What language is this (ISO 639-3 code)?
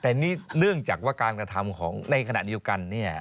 tha